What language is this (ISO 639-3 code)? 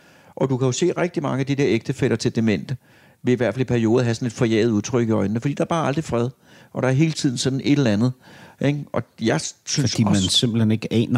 dan